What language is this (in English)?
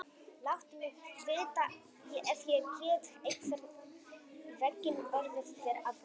Icelandic